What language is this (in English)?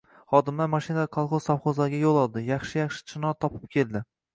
Uzbek